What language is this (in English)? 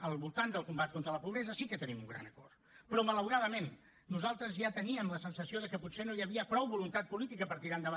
Catalan